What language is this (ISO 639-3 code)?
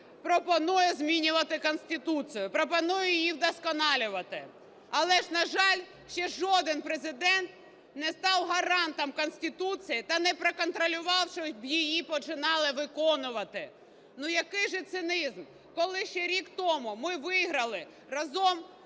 ukr